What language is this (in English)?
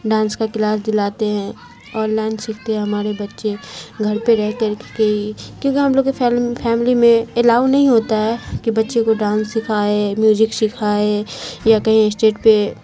Urdu